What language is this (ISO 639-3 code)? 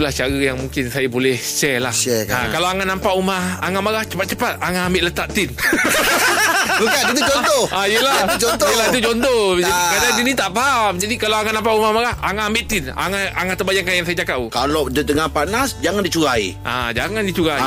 msa